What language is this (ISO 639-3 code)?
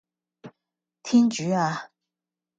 yue